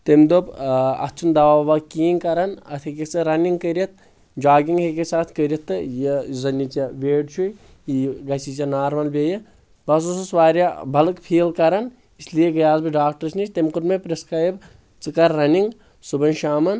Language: Kashmiri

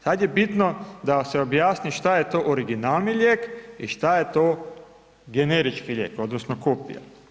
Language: Croatian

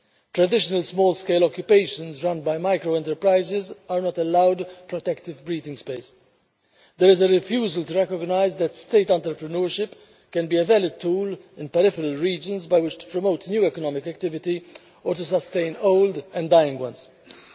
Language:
English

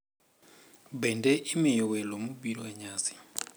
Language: Luo (Kenya and Tanzania)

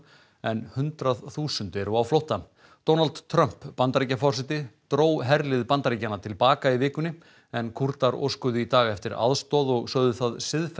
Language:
Icelandic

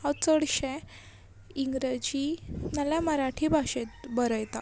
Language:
Konkani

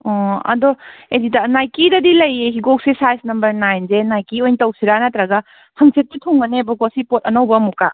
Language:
Manipuri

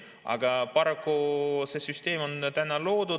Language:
Estonian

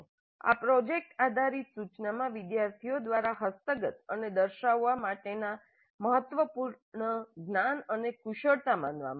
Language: Gujarati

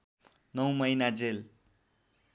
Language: Nepali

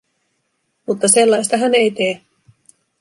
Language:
Finnish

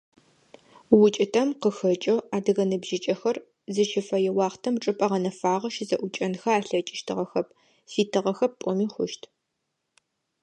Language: Adyghe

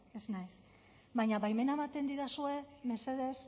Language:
Basque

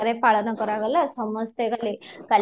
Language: Odia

